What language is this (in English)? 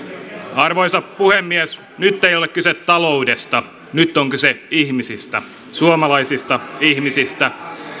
Finnish